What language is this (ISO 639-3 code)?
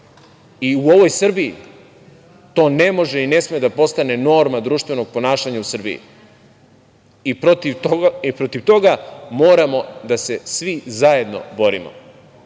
srp